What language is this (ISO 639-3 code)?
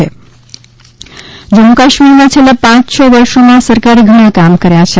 guj